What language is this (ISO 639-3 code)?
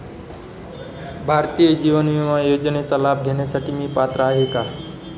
mar